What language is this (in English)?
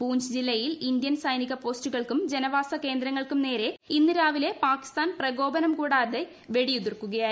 Malayalam